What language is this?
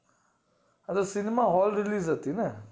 Gujarati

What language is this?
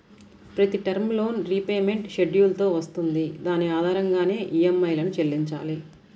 Telugu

